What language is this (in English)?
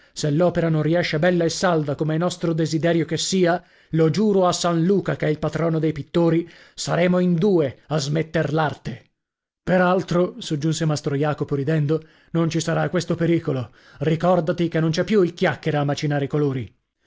Italian